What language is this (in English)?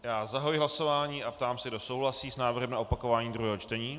Czech